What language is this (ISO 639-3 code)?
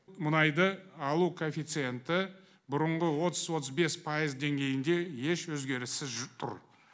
kaz